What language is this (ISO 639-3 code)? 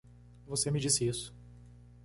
por